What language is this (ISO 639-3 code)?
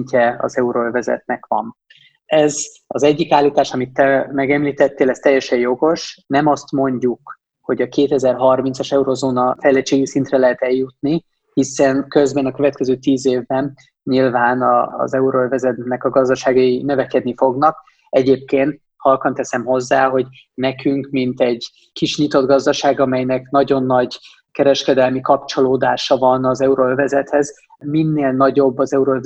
hun